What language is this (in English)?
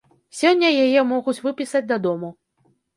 Belarusian